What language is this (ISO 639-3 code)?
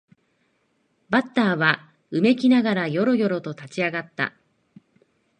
jpn